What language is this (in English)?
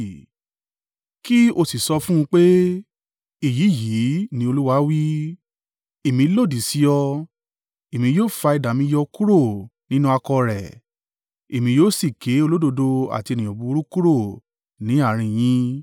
Yoruba